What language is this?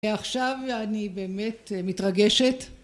Hebrew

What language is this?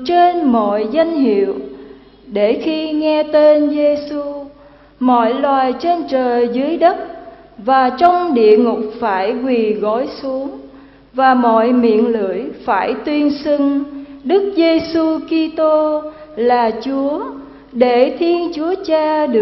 Vietnamese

